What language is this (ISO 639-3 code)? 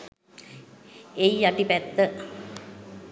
sin